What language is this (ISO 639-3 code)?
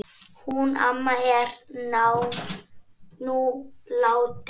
isl